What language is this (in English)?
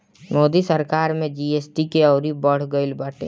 Bhojpuri